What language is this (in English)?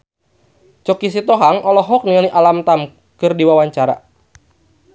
Sundanese